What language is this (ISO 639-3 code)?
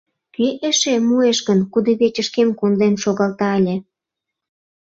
chm